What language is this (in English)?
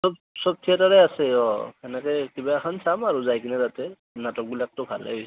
Assamese